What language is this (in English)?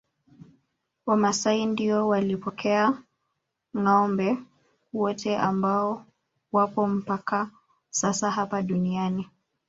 Swahili